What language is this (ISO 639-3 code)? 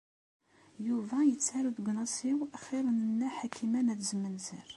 kab